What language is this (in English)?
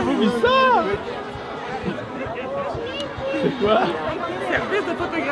French